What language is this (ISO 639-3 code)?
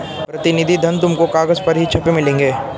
hin